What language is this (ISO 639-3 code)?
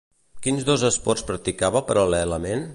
cat